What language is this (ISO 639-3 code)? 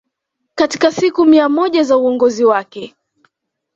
swa